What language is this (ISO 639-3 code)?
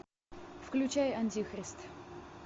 rus